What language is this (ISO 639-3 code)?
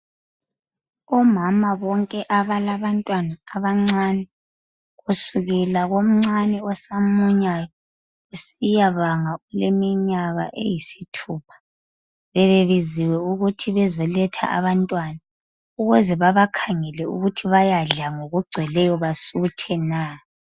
nde